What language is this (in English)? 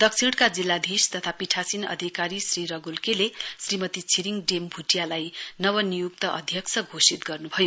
Nepali